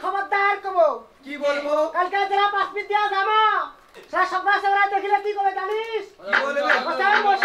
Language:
Bangla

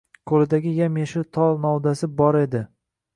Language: Uzbek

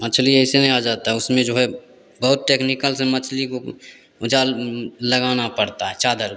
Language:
Hindi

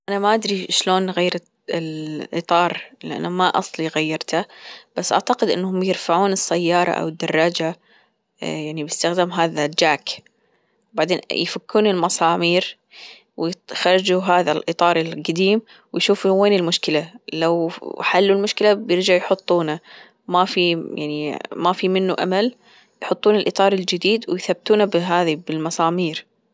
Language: Gulf Arabic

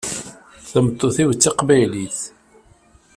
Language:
Kabyle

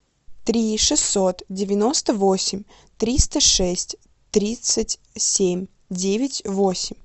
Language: Russian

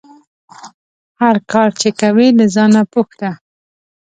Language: Pashto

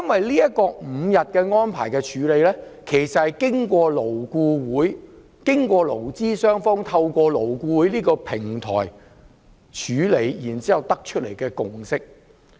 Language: Cantonese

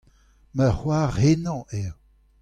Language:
Breton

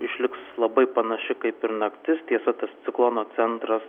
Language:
Lithuanian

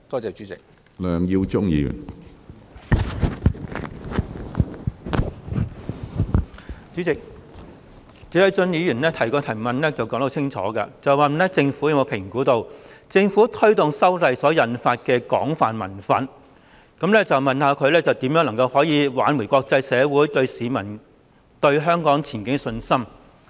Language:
Cantonese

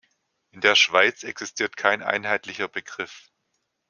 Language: German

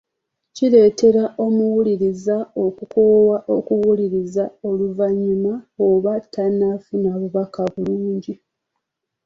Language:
Ganda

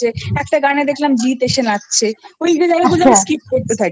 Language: Bangla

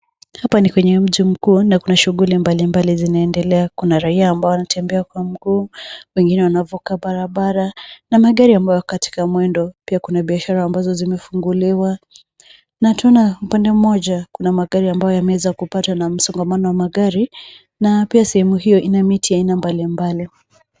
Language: Swahili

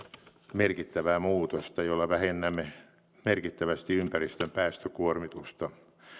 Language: Finnish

